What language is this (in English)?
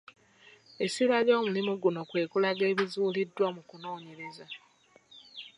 Ganda